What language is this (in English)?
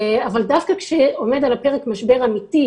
Hebrew